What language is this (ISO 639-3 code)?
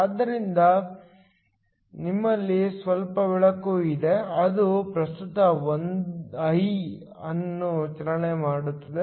kan